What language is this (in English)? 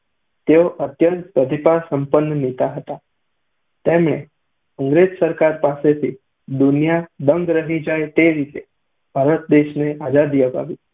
Gujarati